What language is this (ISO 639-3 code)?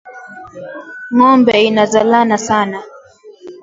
swa